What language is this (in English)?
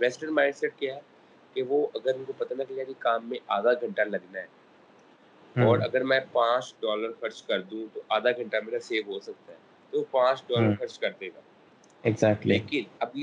Urdu